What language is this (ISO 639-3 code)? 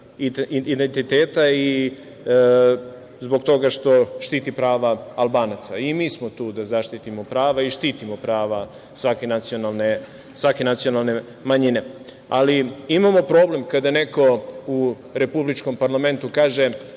srp